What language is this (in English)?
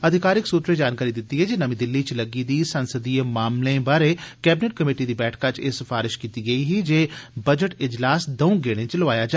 Dogri